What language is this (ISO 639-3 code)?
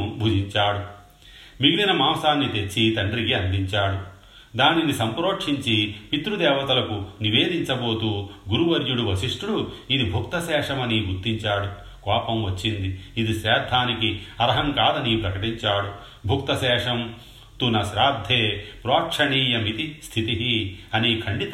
tel